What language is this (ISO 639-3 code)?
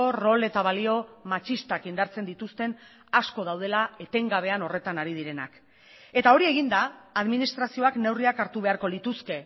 eus